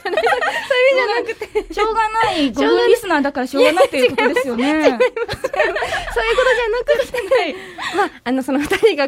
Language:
Japanese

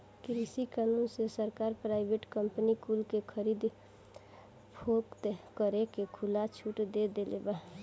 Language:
Bhojpuri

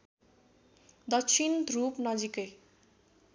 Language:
Nepali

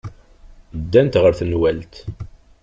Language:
Kabyle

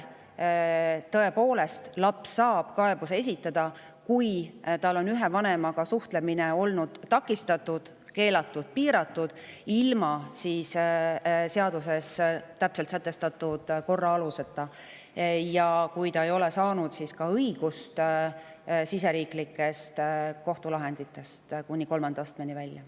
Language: Estonian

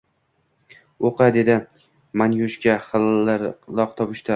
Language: Uzbek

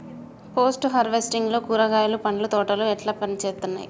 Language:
Telugu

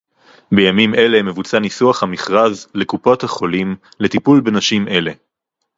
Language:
Hebrew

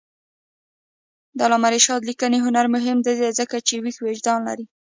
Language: Pashto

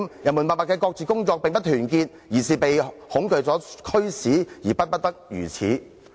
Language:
Cantonese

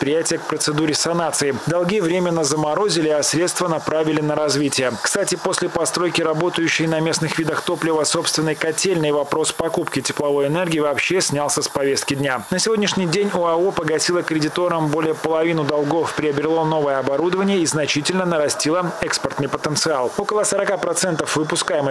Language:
Russian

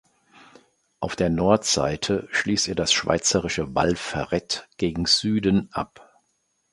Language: German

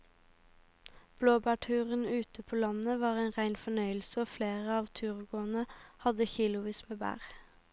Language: Norwegian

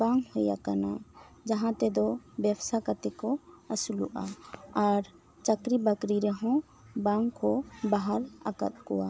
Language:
Santali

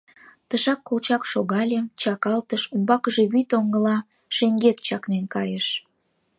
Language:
Mari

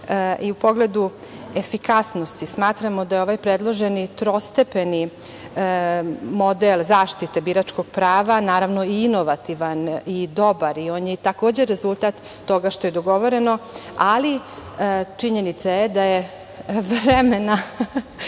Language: Serbian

